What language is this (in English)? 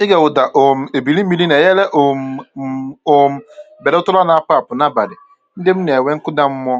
Igbo